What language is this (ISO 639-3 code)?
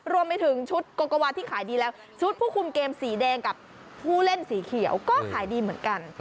tha